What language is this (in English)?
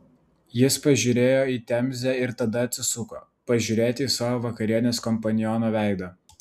Lithuanian